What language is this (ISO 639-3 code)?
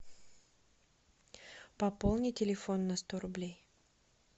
rus